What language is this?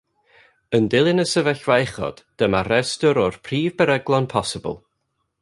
Welsh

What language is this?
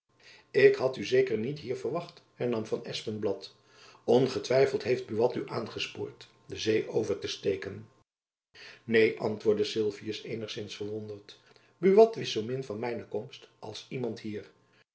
Dutch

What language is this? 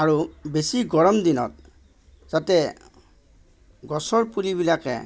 Assamese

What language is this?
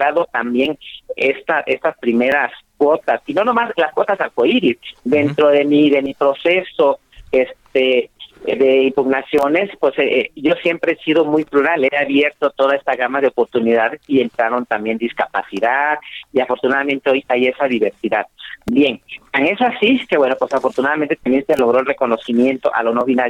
Spanish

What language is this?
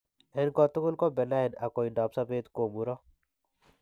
Kalenjin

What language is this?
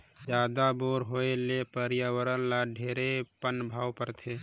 Chhattisgarhi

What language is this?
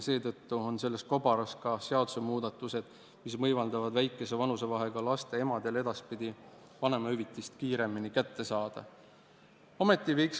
Estonian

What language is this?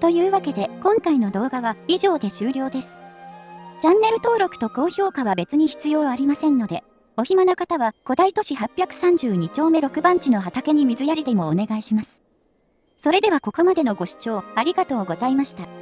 Japanese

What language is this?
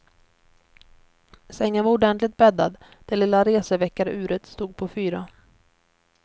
Swedish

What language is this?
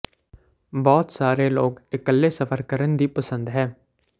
Punjabi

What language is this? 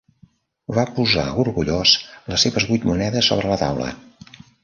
Catalan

